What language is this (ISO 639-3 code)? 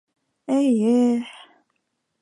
bak